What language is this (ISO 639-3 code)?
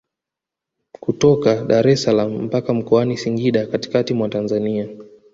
swa